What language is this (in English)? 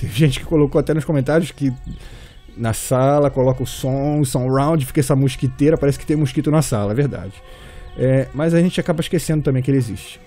Portuguese